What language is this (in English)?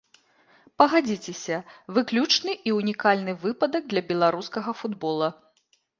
Belarusian